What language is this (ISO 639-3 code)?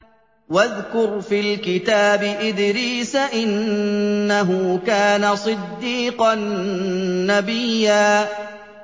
ara